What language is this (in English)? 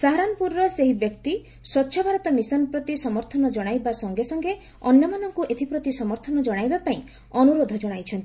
Odia